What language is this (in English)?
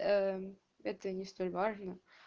Russian